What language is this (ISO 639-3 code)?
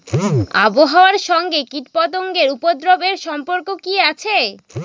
ben